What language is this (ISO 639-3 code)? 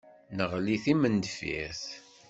kab